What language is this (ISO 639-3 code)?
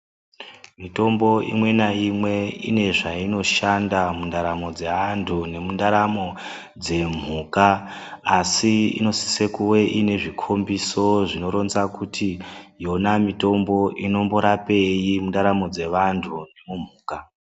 ndc